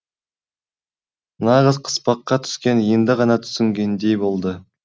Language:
Kazakh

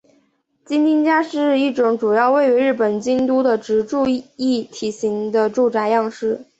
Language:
Chinese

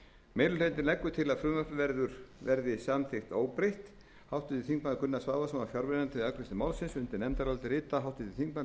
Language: Icelandic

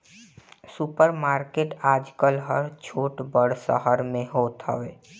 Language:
Bhojpuri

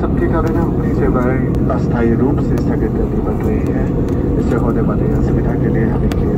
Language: Indonesian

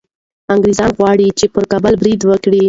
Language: Pashto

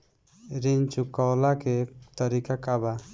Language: Bhojpuri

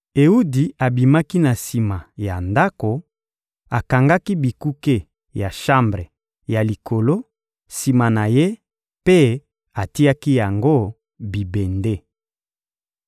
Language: Lingala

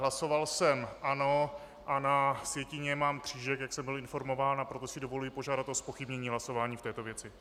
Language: Czech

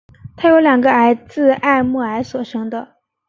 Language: Chinese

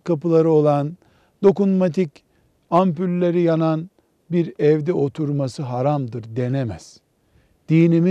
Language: Turkish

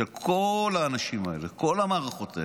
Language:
Hebrew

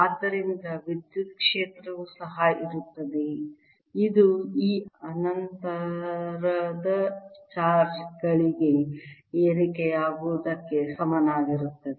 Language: Kannada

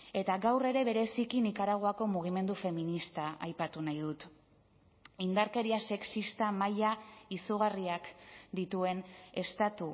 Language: Basque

